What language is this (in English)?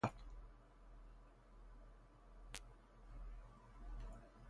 Persian